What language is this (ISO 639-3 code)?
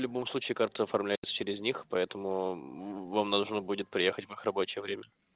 rus